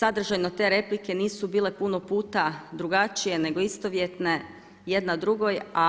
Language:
Croatian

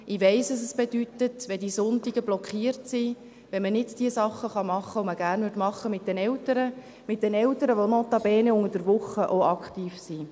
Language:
Swiss German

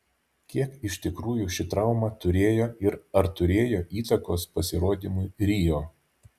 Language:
Lithuanian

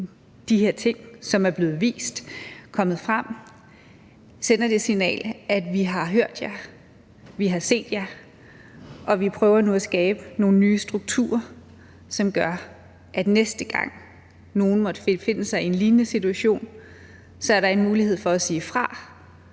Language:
Danish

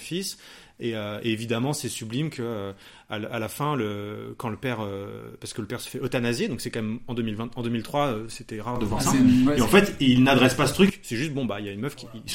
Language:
French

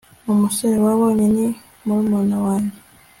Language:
Kinyarwanda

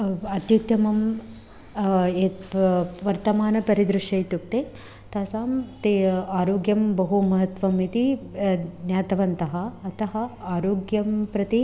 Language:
Sanskrit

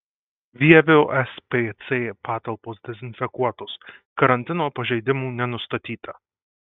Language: Lithuanian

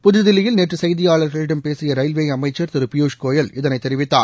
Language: Tamil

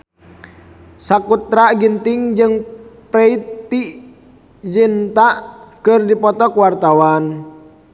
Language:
Sundanese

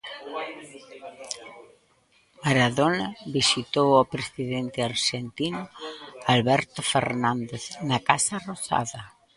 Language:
Galician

